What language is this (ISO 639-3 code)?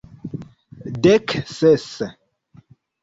epo